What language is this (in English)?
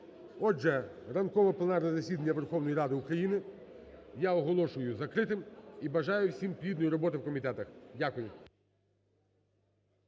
Ukrainian